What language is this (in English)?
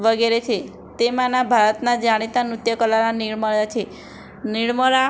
Gujarati